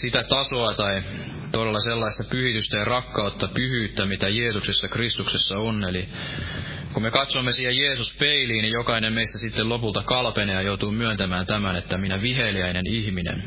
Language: Finnish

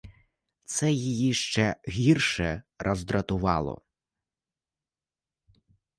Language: Ukrainian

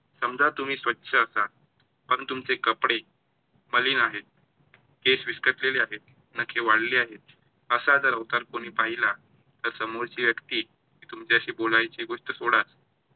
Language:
Marathi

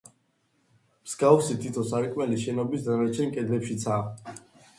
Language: Georgian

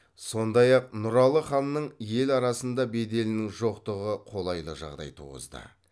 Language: Kazakh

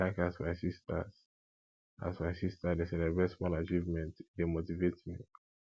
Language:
Nigerian Pidgin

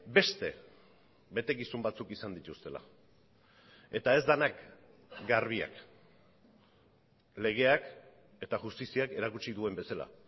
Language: Basque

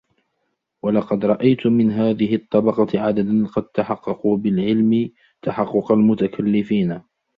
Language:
Arabic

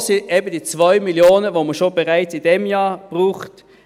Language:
Swiss German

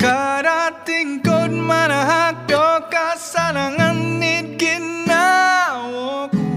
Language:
Malay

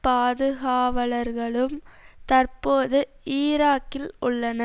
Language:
Tamil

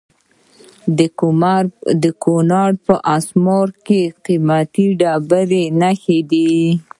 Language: Pashto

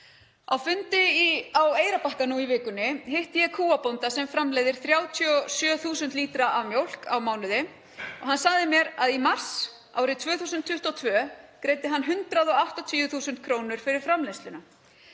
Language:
Icelandic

